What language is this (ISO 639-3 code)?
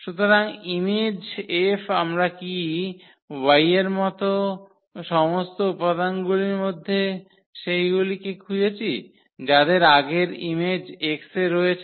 ben